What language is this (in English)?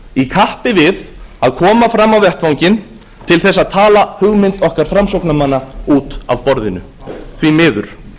Icelandic